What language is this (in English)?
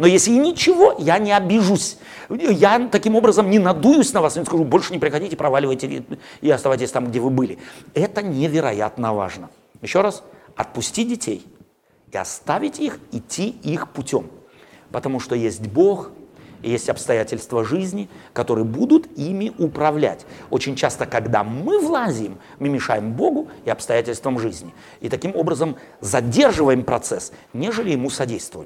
Russian